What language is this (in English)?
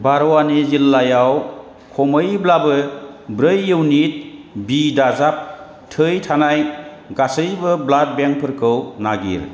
Bodo